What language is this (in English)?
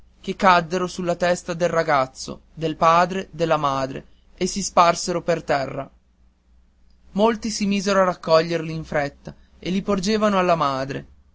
Italian